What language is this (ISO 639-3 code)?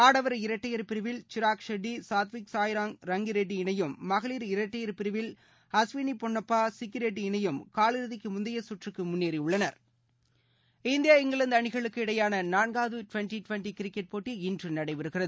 tam